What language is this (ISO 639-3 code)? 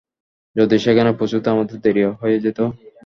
ben